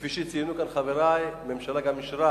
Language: Hebrew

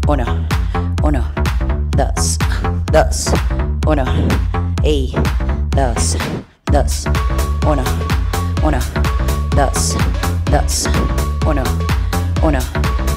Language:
Spanish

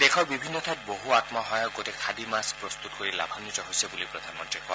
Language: Assamese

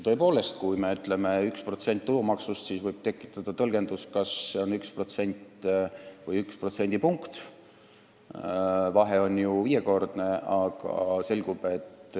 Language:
Estonian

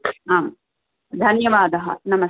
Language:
Sanskrit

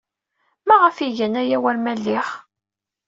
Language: Kabyle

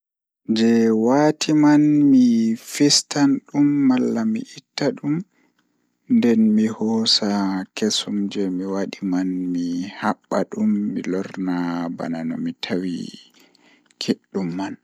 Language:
Fula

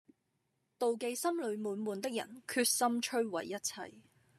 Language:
Cantonese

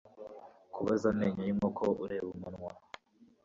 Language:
Kinyarwanda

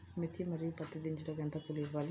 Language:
Telugu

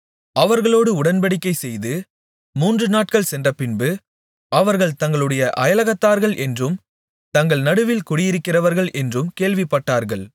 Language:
Tamil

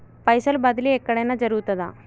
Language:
Telugu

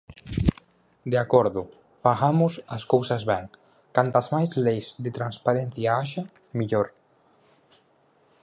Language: Galician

